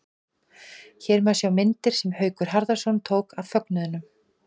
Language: Icelandic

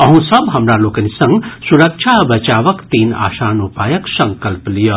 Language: Maithili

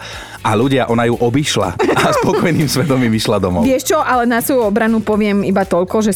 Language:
Slovak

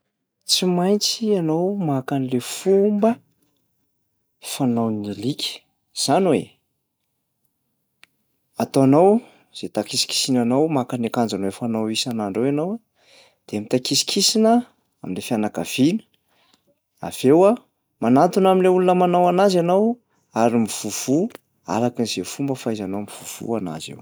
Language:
Malagasy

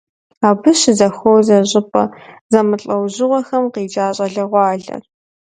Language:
Kabardian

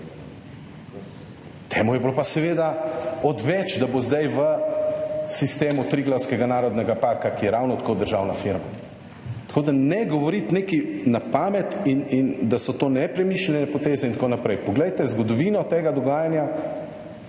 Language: Slovenian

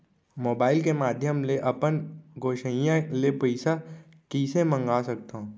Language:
Chhattisgarhi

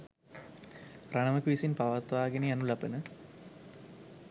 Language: Sinhala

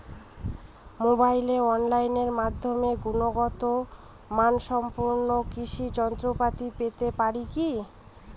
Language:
Bangla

